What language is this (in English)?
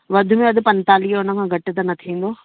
Sindhi